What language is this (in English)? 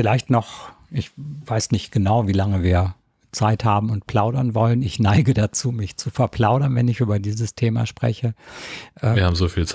German